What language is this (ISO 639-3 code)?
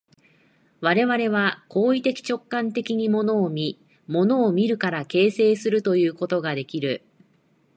jpn